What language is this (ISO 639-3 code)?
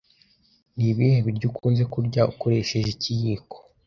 kin